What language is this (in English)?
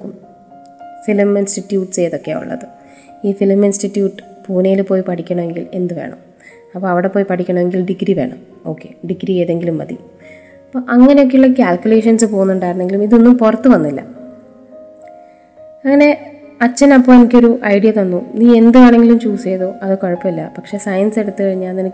Malayalam